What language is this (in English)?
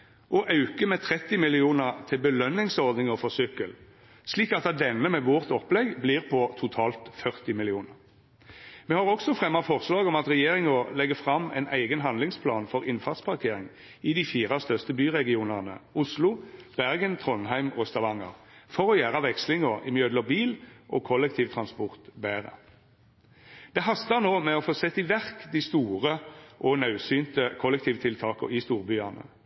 Norwegian Nynorsk